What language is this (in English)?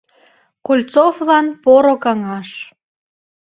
Mari